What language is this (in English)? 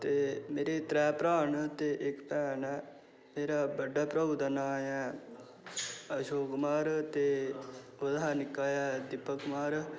Dogri